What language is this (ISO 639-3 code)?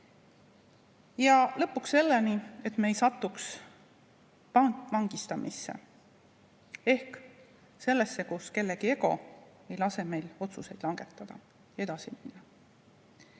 est